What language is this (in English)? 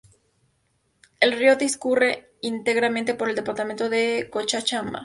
Spanish